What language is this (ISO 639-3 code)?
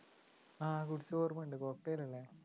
mal